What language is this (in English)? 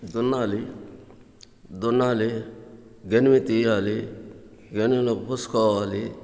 Telugu